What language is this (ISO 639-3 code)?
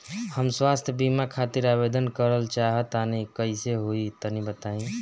bho